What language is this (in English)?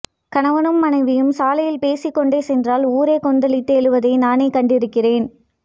Tamil